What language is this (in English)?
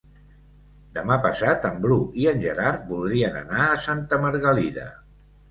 Catalan